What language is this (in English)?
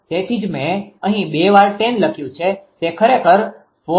Gujarati